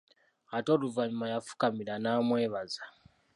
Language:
Ganda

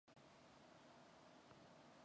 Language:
Mongolian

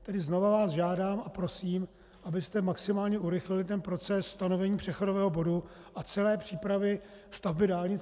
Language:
Czech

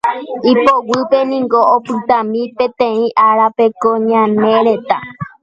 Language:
Guarani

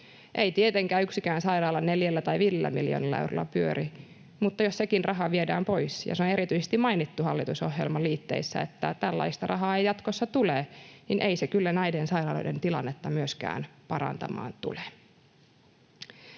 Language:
Finnish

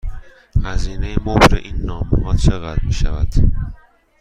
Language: Persian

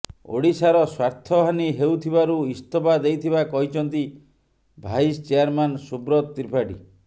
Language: Odia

